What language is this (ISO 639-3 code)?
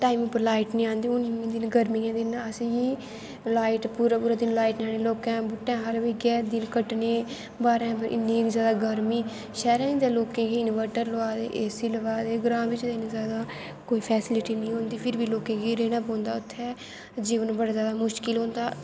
doi